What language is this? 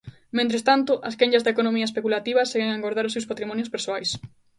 Galician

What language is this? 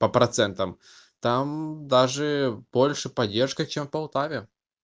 Russian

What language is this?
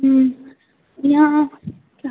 Maithili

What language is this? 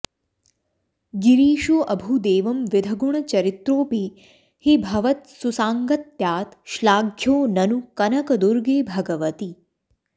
Sanskrit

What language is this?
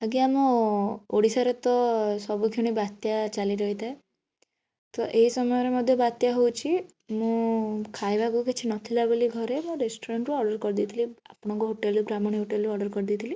Odia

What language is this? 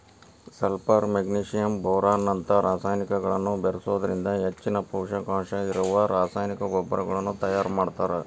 Kannada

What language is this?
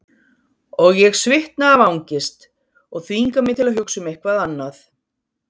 Icelandic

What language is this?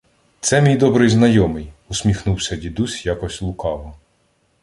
Ukrainian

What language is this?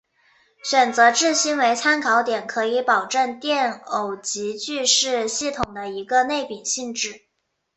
Chinese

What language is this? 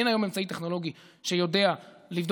Hebrew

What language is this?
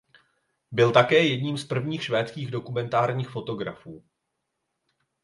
Czech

